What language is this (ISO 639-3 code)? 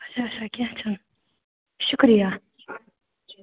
kas